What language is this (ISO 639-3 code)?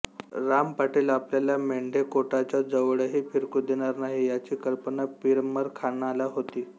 mar